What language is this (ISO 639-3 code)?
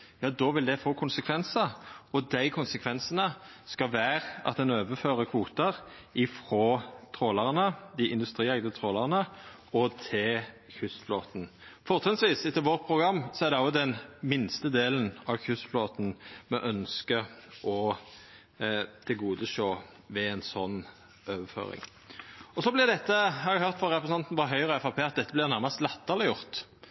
nno